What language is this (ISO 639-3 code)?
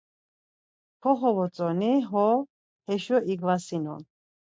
lzz